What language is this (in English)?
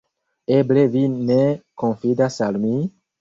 Esperanto